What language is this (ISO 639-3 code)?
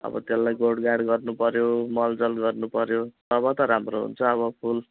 nep